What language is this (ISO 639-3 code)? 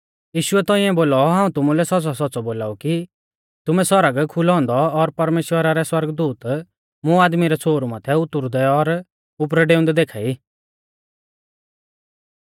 bfz